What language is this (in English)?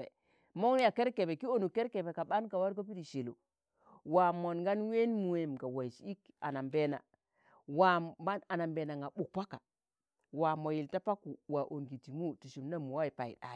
Tangale